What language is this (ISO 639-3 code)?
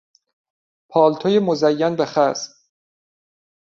fas